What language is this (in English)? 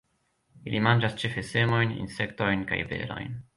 Esperanto